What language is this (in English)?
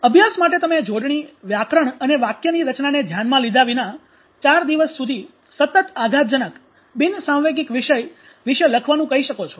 Gujarati